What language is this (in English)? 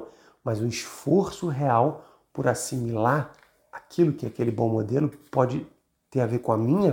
Portuguese